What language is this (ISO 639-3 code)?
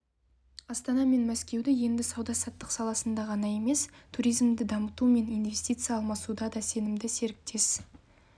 kaz